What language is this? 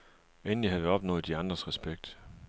Danish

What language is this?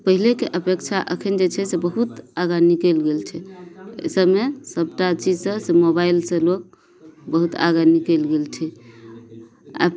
Maithili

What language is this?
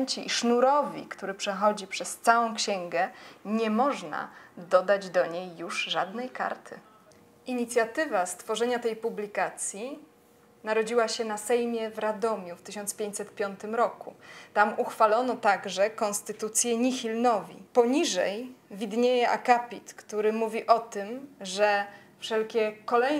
Polish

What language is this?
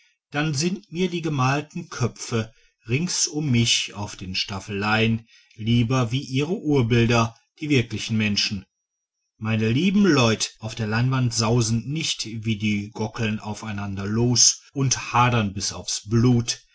German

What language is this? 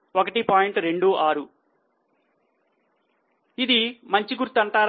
Telugu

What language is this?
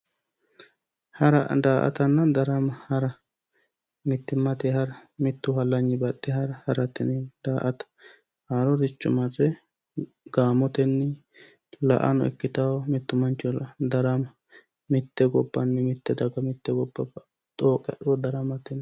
Sidamo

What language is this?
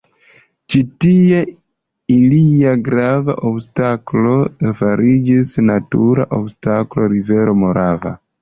Esperanto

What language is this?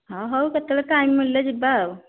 Odia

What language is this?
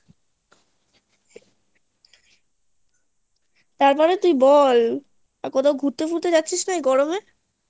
Bangla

